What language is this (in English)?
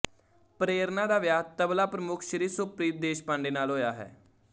Punjabi